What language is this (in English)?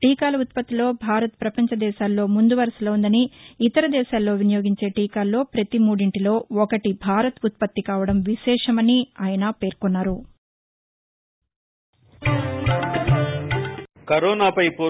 Telugu